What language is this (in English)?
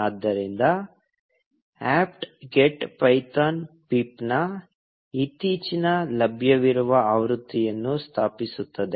Kannada